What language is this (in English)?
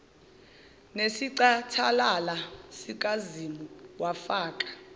Zulu